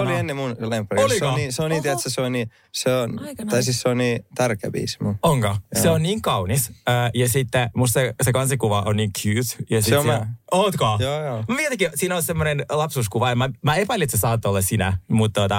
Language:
Finnish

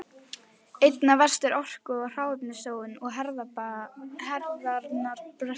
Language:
Icelandic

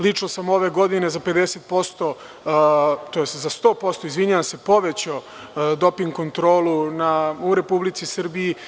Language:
Serbian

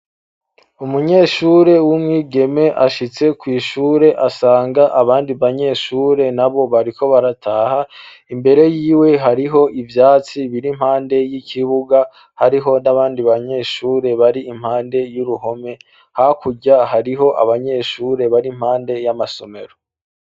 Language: Rundi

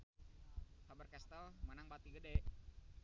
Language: Sundanese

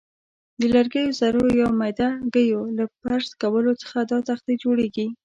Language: Pashto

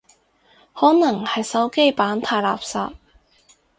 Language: Cantonese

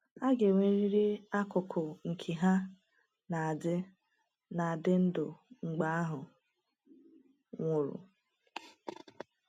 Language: Igbo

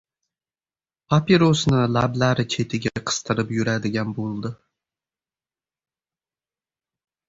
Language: Uzbek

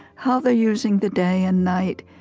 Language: English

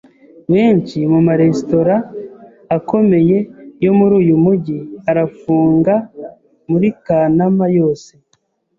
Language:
Kinyarwanda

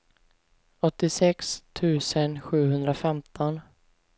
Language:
Swedish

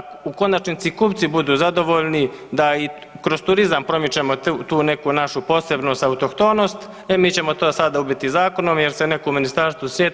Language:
Croatian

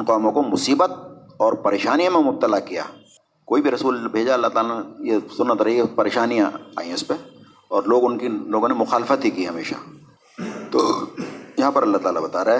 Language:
Urdu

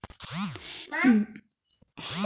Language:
Hindi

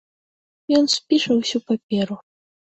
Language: Belarusian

